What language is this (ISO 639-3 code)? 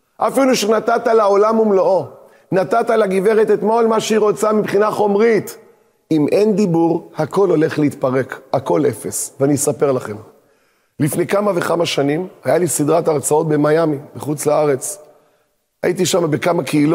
heb